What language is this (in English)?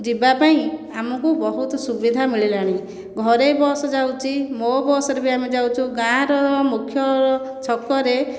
Odia